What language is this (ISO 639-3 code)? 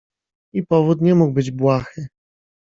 pol